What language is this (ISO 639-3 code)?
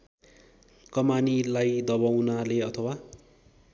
nep